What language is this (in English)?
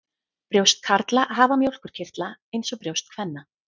Icelandic